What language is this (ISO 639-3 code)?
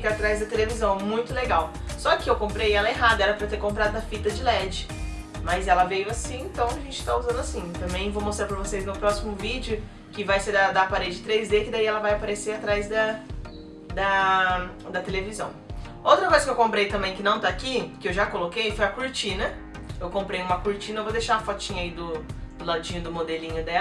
por